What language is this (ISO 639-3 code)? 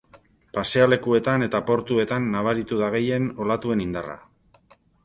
eus